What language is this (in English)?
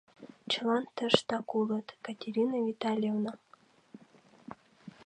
Mari